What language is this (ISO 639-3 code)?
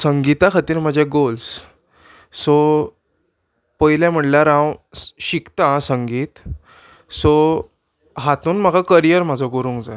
kok